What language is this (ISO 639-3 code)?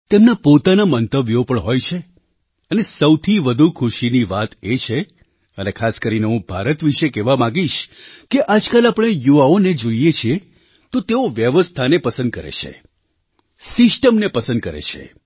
guj